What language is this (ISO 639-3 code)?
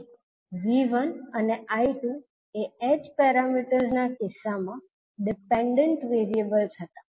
guj